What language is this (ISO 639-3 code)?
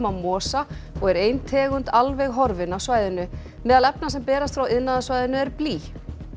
isl